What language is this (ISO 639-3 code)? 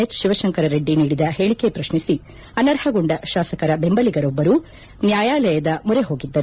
kan